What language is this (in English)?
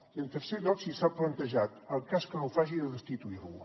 Catalan